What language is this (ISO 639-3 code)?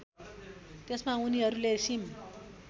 nep